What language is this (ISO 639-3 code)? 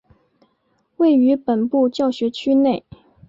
zho